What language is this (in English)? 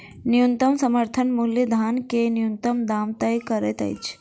Maithili